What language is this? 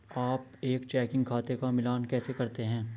Hindi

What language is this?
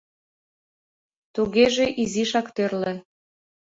Mari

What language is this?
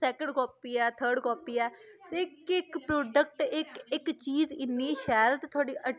Dogri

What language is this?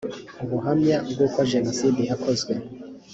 Kinyarwanda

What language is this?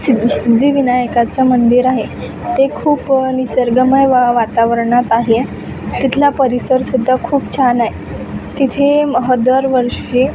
Marathi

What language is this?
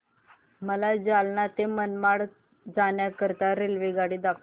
Marathi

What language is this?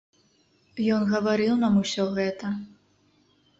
Belarusian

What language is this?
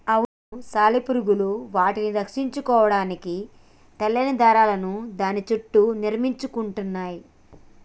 Telugu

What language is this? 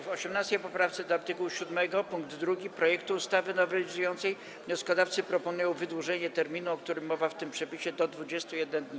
Polish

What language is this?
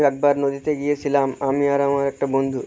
Bangla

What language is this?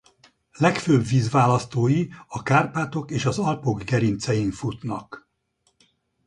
Hungarian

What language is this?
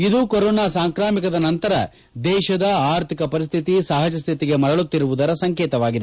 Kannada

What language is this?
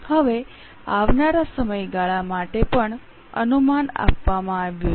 Gujarati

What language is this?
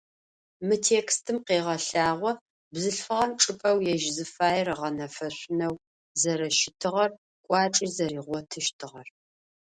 Adyghe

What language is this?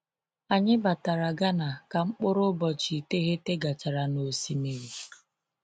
Igbo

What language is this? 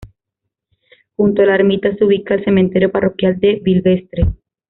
Spanish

